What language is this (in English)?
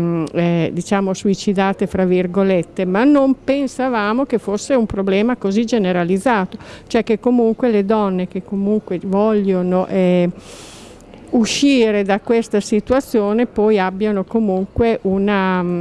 Italian